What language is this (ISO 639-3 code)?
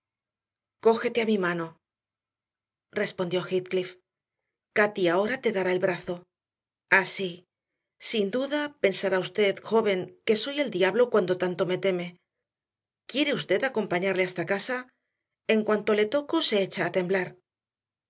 spa